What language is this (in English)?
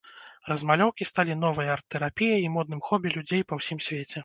Belarusian